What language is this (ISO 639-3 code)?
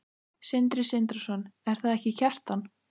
isl